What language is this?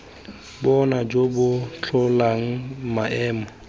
Tswana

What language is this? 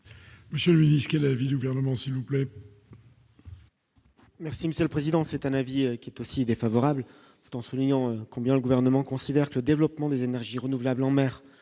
French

